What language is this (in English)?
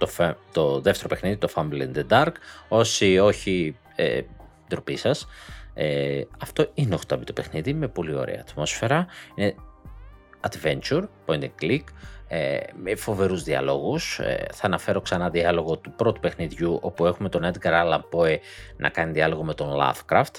Greek